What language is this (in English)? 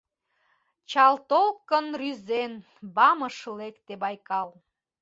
Mari